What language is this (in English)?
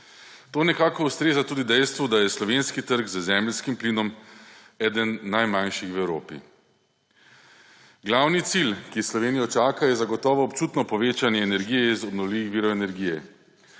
Slovenian